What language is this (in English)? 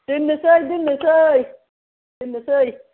Bodo